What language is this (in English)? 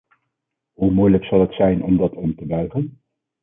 Dutch